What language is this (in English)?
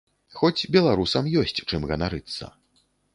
Belarusian